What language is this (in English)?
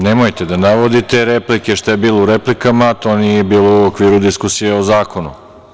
Serbian